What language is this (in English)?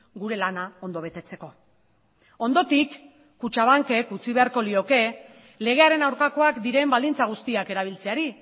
Basque